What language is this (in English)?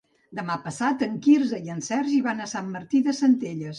Catalan